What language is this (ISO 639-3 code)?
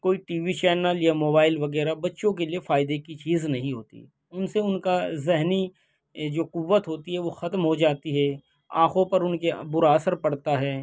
urd